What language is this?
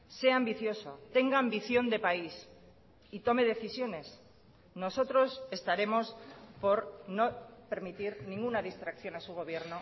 Spanish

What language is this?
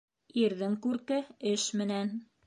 Bashkir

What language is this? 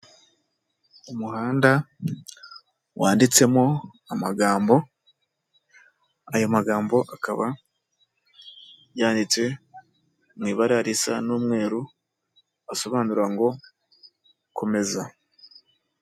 Kinyarwanda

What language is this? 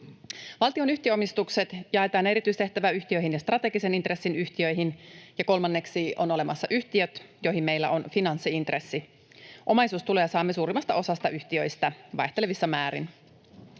Finnish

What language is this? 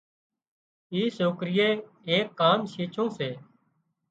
Wadiyara Koli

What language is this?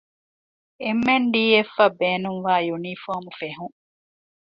Divehi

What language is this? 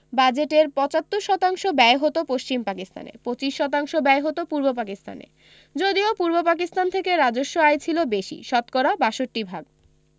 Bangla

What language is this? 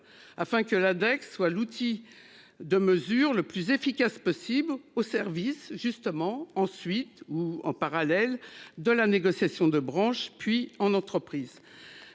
French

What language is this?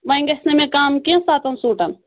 Kashmiri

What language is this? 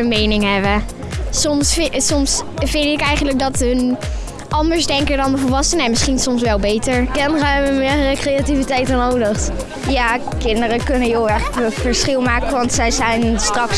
Dutch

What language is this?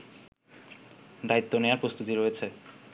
Bangla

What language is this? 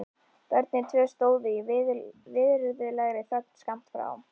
Icelandic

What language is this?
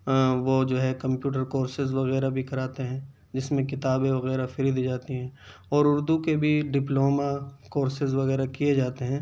Urdu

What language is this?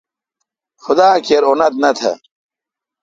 Kalkoti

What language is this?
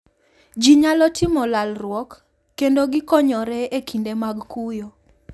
Luo (Kenya and Tanzania)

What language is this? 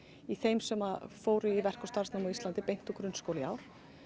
Icelandic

